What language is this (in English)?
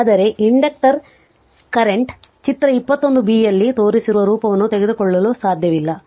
Kannada